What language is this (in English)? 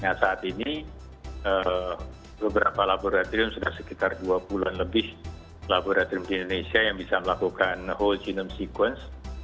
Indonesian